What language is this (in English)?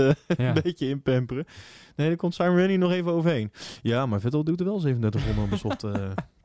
Dutch